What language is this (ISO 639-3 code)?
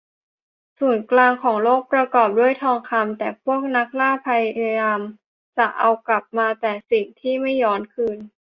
tha